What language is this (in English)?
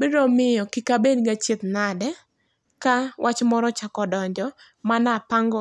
Luo (Kenya and Tanzania)